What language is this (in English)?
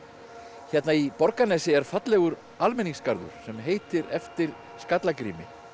Icelandic